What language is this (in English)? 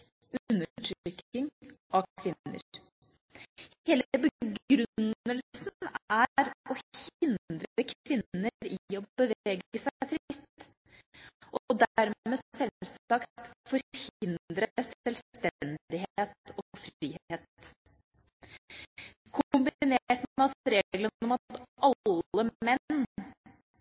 Norwegian Bokmål